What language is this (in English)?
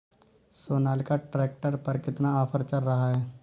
Hindi